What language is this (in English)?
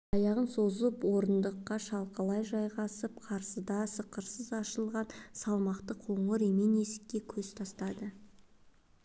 Kazakh